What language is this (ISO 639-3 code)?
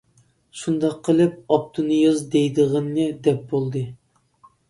uig